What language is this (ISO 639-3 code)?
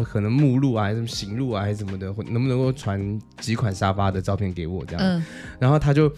zho